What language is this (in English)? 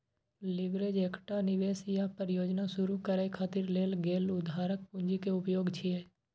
Maithili